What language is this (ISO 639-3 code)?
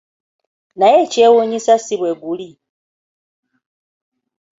lug